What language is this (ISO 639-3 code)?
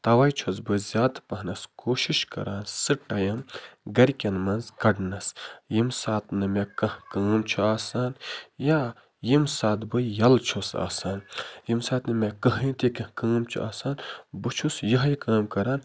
kas